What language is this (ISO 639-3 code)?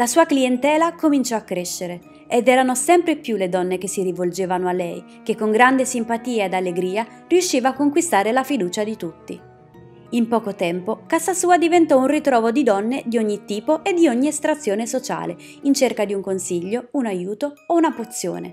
ita